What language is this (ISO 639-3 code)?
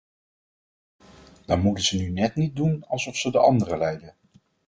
nld